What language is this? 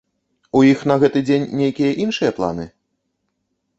Belarusian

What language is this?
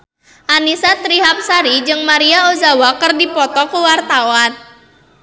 Sundanese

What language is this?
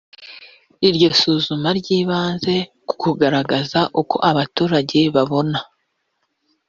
Kinyarwanda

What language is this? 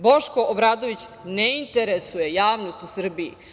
Serbian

